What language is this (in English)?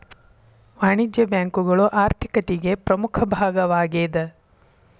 Kannada